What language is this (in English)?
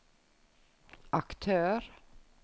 Norwegian